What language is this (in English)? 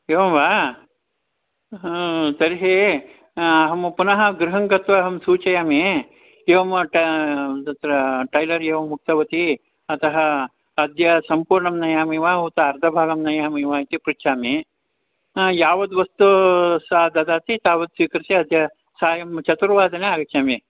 Sanskrit